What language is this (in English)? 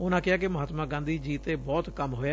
Punjabi